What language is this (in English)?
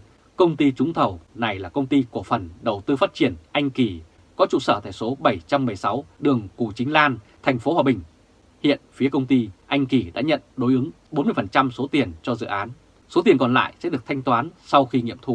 Vietnamese